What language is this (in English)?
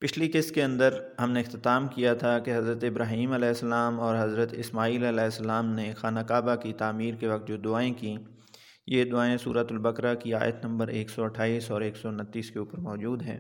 Urdu